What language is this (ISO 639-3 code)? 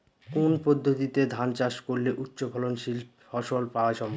ben